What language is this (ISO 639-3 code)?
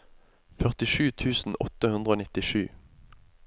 nor